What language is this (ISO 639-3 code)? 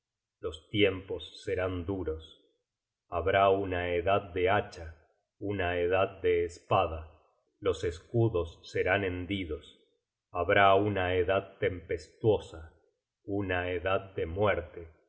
spa